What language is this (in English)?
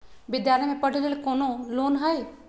Magahi